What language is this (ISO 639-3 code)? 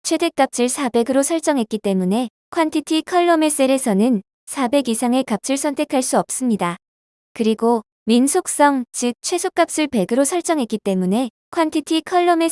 kor